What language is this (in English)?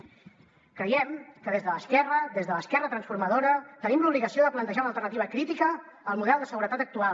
Catalan